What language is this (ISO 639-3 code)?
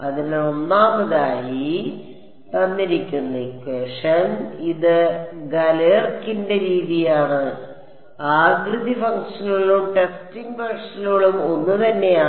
mal